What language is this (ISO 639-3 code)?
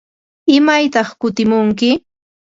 qva